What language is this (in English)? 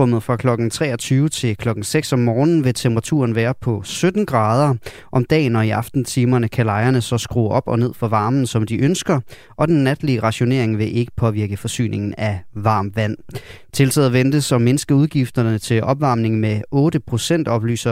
Danish